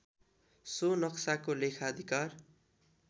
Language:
Nepali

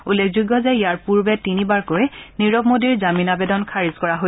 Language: Assamese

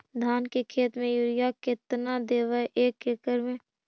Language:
Magahi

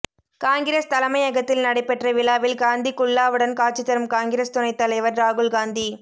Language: Tamil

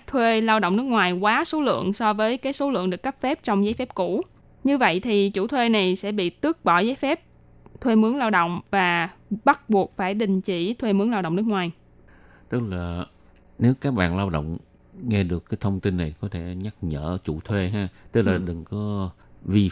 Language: Vietnamese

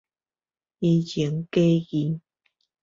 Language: Min Nan Chinese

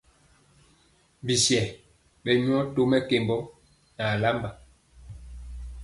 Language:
Mpiemo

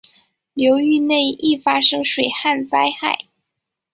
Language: Chinese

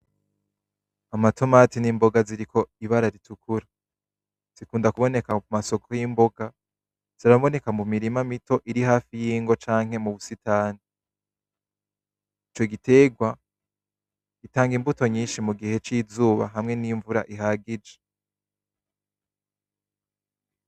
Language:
Rundi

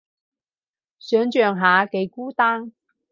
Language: Cantonese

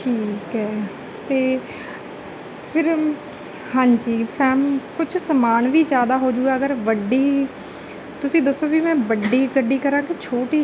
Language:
Punjabi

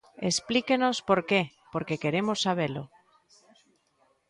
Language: Galician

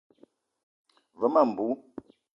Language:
Eton (Cameroon)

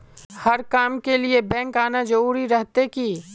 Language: Magahi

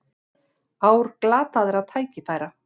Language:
Icelandic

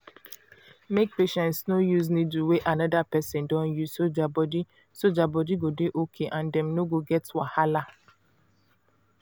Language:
Nigerian Pidgin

